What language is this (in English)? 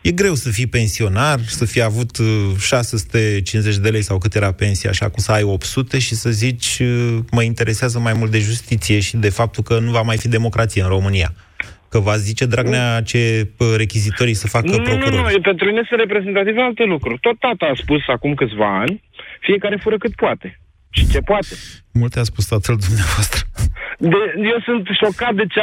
Romanian